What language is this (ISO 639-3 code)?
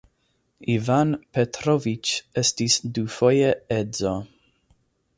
epo